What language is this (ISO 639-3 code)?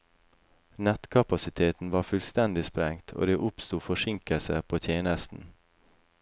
nor